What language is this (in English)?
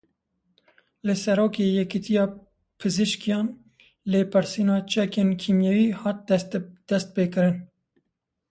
Kurdish